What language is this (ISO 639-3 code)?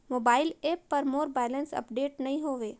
hne